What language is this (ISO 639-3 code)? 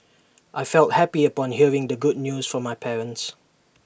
eng